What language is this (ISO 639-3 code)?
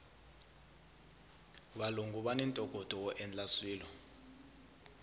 tso